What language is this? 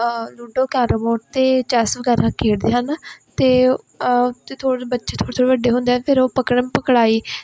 Punjabi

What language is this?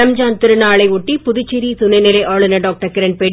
Tamil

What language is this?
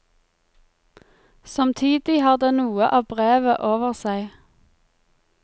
Norwegian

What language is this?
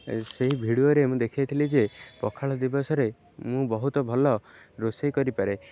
Odia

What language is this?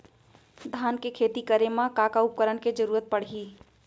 Chhattisgarhi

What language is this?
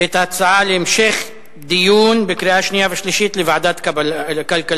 Hebrew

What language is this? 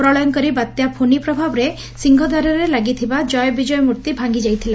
Odia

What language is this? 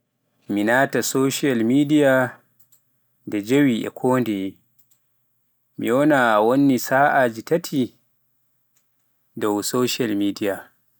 Pular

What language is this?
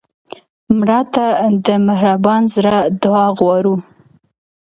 Pashto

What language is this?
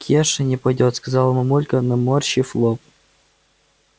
Russian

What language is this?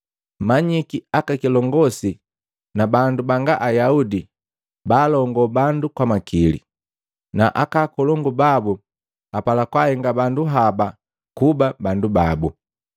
Matengo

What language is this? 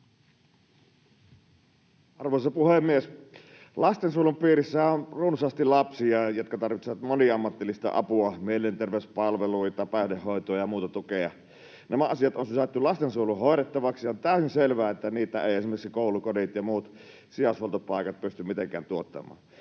Finnish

